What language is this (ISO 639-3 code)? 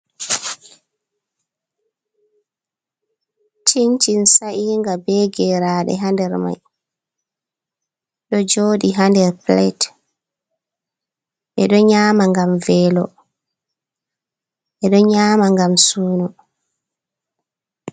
ful